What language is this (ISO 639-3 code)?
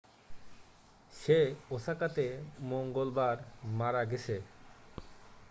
ben